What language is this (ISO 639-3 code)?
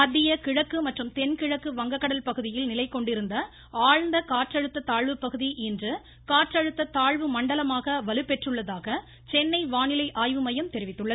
tam